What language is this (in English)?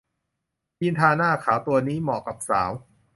Thai